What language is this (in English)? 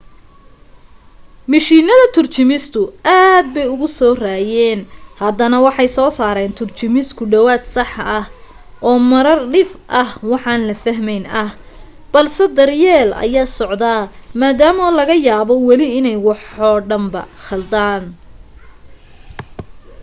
Somali